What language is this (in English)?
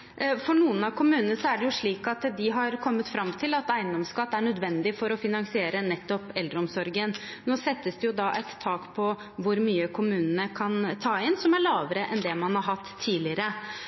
Norwegian Bokmål